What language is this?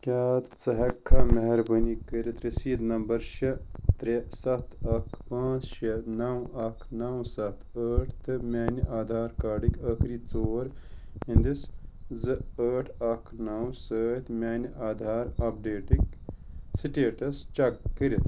Kashmiri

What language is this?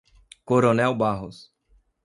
Portuguese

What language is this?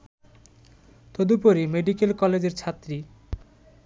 Bangla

